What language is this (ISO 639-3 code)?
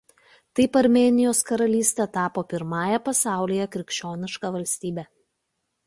lit